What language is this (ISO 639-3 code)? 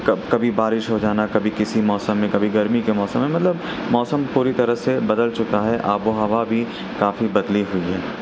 urd